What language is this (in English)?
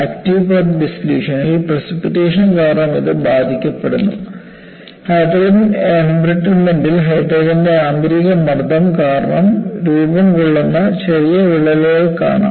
Malayalam